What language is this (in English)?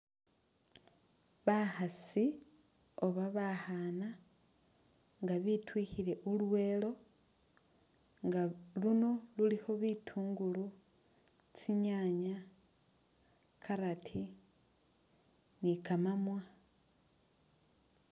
Masaaba